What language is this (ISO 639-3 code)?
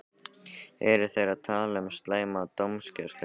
isl